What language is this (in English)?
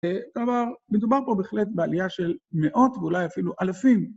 Hebrew